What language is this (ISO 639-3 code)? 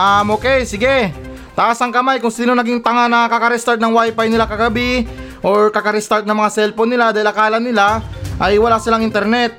fil